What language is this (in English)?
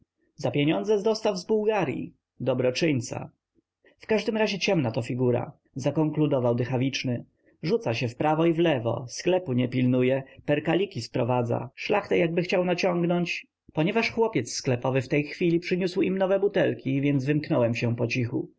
Polish